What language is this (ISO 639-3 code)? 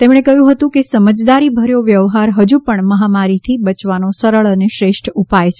guj